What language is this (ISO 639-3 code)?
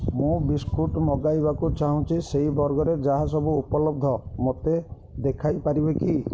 ori